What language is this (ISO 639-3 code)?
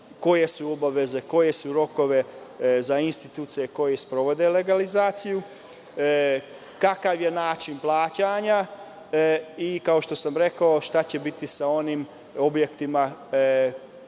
srp